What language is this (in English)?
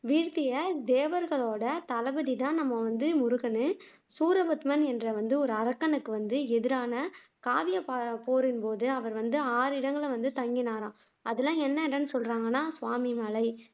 Tamil